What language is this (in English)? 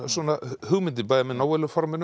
Icelandic